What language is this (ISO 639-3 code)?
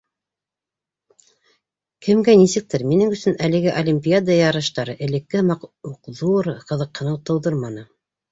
bak